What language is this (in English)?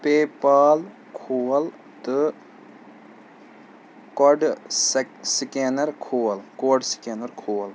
Kashmiri